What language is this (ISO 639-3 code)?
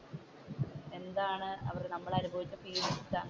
mal